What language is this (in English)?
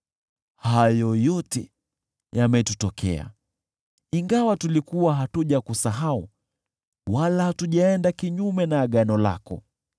Swahili